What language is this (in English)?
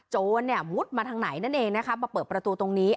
Thai